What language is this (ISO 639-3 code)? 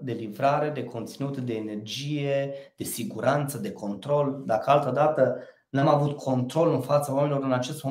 ron